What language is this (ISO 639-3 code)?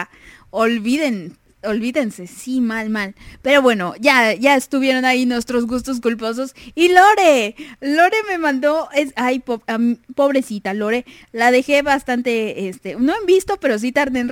spa